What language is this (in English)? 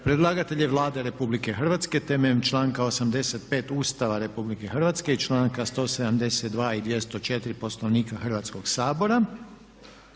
Croatian